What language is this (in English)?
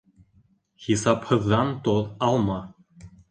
Bashkir